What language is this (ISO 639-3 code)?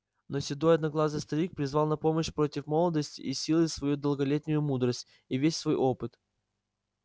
rus